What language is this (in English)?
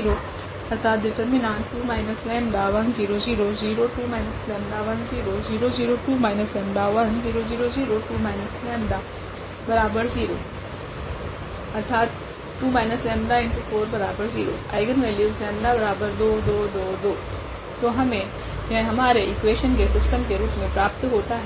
Hindi